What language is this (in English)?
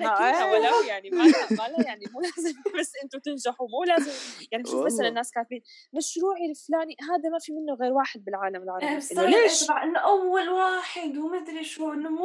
Arabic